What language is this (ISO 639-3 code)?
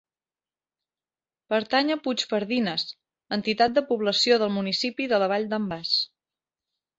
cat